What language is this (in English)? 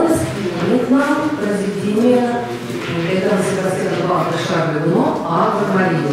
Russian